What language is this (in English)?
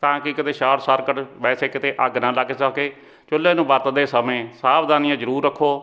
Punjabi